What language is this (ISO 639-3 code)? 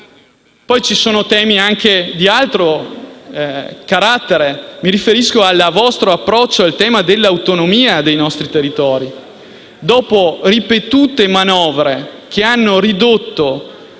ita